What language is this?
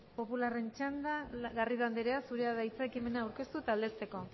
Basque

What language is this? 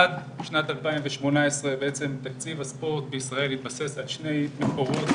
Hebrew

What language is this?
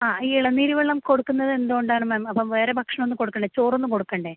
Malayalam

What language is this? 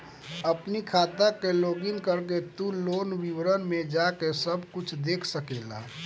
Bhojpuri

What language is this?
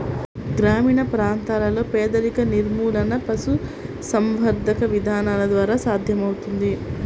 Telugu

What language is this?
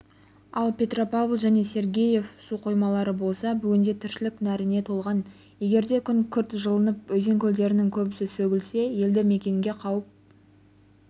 Kazakh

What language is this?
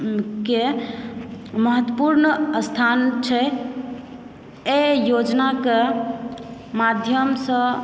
Maithili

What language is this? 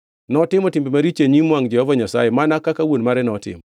Luo (Kenya and Tanzania)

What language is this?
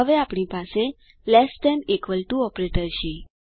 Gujarati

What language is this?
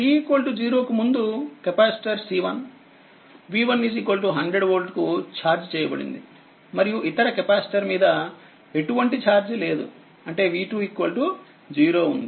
Telugu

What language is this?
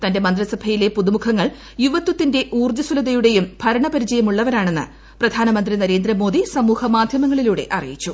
Malayalam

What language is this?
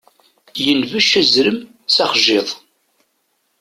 Kabyle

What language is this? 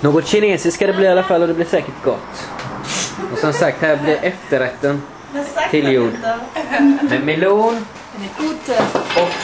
Swedish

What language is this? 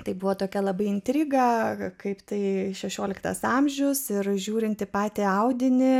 Lithuanian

